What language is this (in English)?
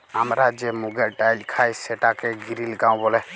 Bangla